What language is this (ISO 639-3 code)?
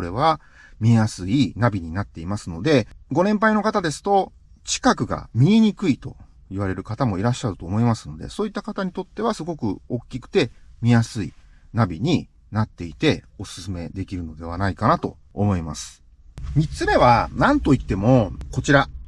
jpn